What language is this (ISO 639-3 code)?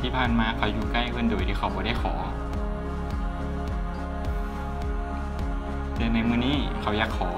tha